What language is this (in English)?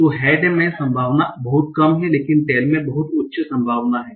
Hindi